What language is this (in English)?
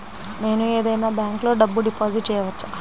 Telugu